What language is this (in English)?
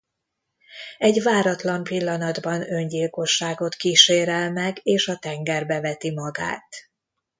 Hungarian